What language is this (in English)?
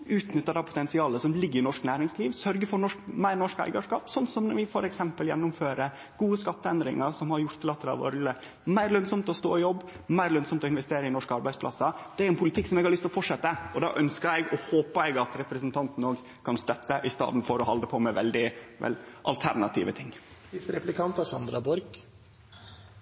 Norwegian Nynorsk